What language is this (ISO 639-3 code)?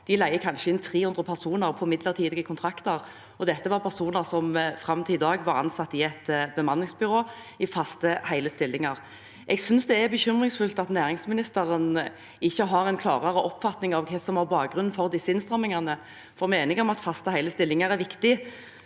nor